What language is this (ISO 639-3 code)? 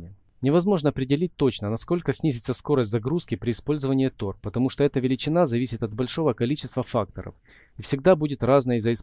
rus